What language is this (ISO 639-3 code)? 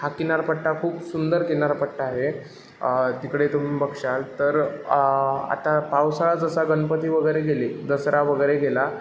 mar